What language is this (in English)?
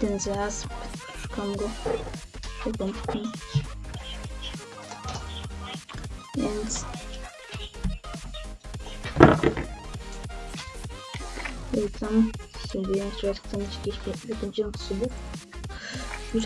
Polish